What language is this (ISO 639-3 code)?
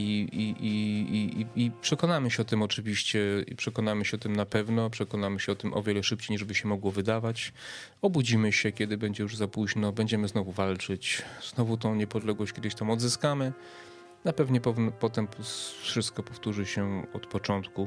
pol